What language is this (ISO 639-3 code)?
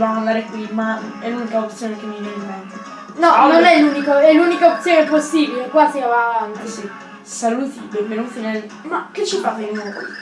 ita